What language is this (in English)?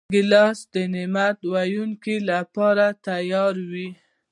Pashto